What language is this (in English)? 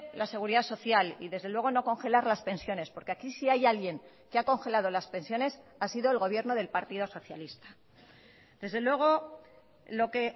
Spanish